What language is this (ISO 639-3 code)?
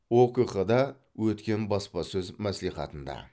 kaz